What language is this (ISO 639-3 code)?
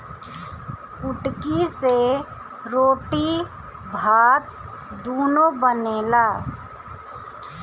bho